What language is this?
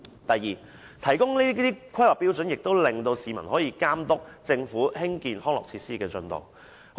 Cantonese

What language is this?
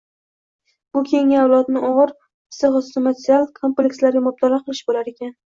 Uzbek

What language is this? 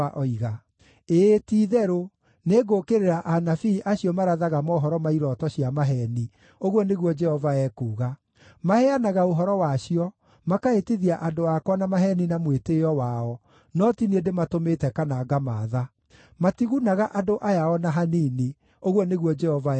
Kikuyu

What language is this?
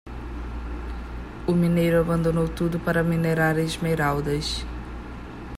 Portuguese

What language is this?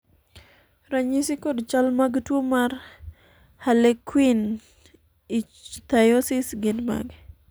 Luo (Kenya and Tanzania)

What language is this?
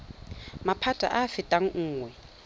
Tswana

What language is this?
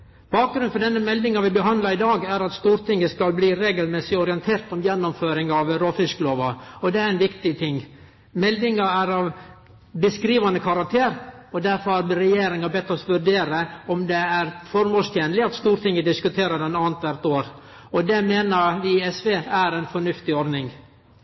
Norwegian Nynorsk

